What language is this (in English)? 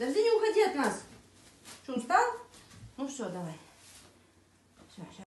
Russian